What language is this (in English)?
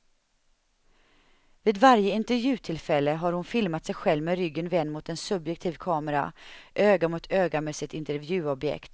Swedish